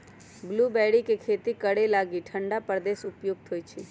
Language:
Magahi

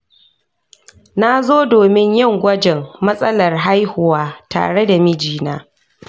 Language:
Hausa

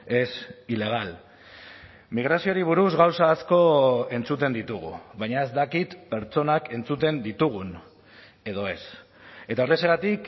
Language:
Basque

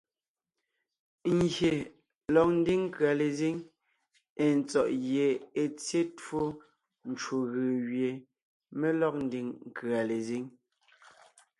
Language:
Ngiemboon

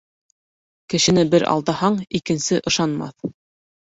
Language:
Bashkir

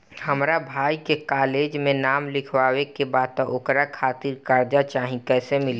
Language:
Bhojpuri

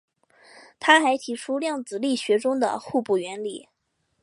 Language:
Chinese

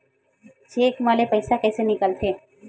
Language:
Chhattisgarhi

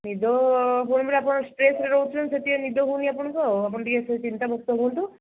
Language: Odia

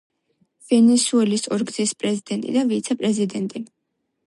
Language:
Georgian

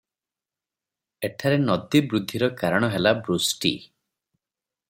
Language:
Odia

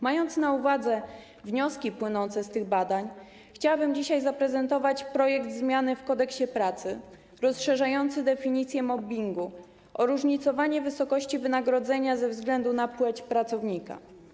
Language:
Polish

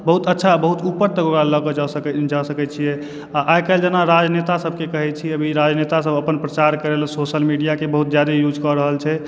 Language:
Maithili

